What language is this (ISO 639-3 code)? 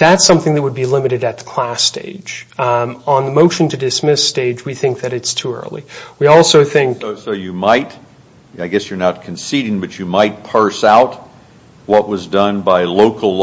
eng